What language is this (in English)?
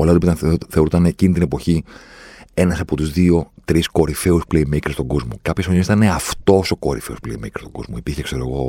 Greek